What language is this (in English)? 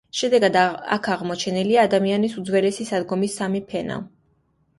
Georgian